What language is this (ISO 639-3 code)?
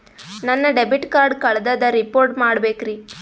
kan